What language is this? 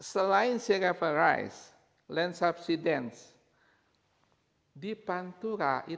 Indonesian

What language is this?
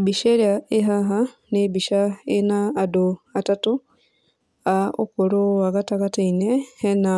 Kikuyu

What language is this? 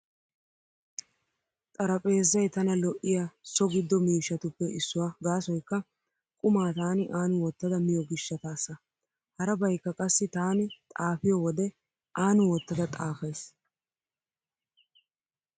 Wolaytta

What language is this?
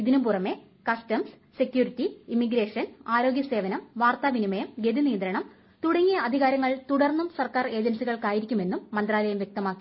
Malayalam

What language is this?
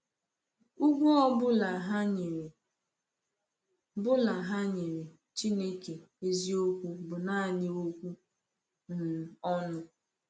Igbo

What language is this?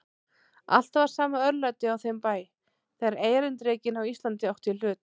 Icelandic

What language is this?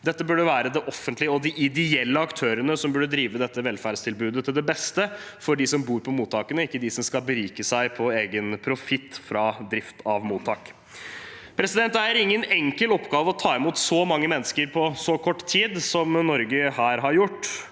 Norwegian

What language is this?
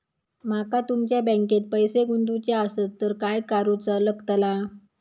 Marathi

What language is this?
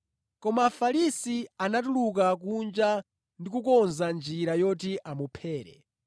Nyanja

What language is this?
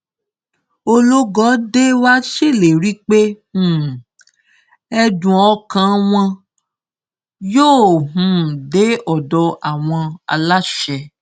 Yoruba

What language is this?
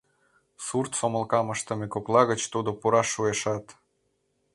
Mari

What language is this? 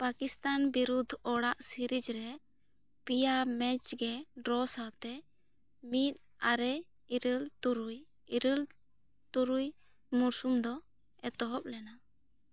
Santali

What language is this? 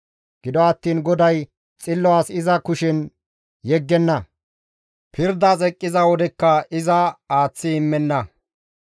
Gamo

